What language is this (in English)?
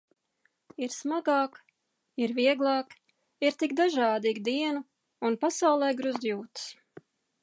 Latvian